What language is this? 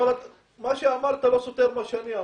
Hebrew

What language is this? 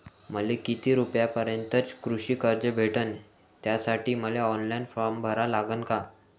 Marathi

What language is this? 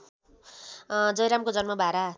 Nepali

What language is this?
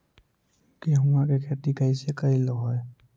Magahi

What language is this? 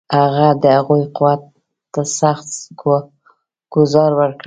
Pashto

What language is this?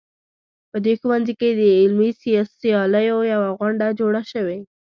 Pashto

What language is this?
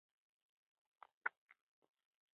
Pashto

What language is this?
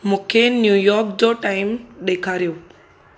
Sindhi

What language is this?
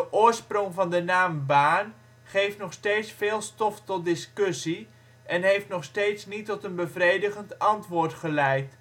Dutch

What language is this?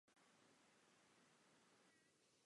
Czech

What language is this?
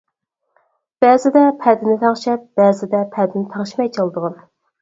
Uyghur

